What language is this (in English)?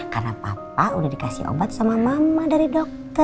Indonesian